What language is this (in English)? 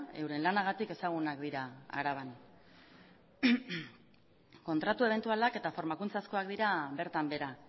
Basque